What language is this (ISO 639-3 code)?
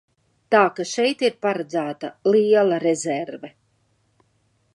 lav